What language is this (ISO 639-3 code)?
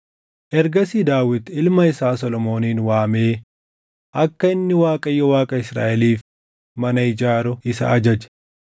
orm